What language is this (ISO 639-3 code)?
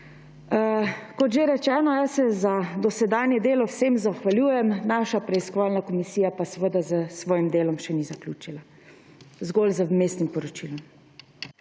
slv